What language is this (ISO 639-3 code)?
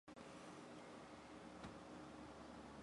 zho